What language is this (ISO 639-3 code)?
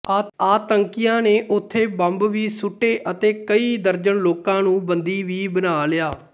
pan